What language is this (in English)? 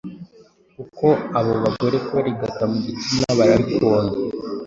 Kinyarwanda